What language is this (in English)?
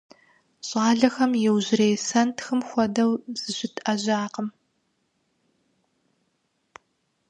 Kabardian